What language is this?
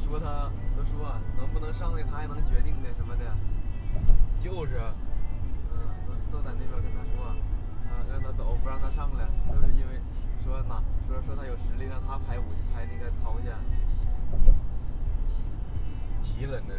Chinese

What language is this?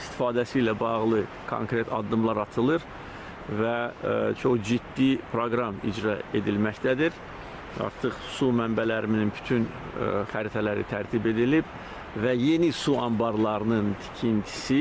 Turkish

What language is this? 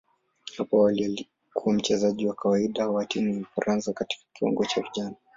Swahili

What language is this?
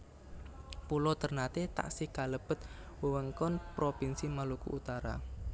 Javanese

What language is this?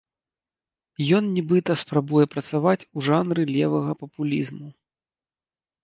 Belarusian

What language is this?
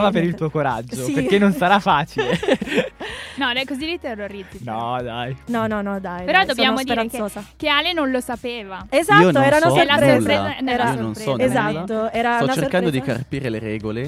Italian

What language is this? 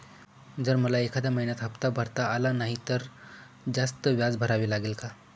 Marathi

